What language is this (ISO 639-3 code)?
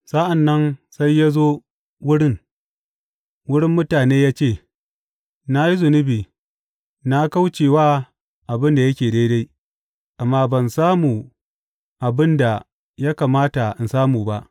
hau